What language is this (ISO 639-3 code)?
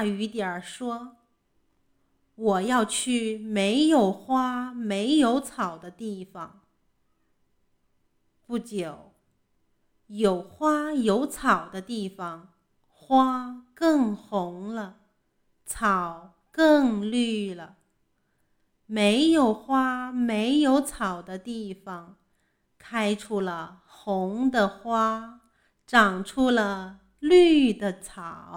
zho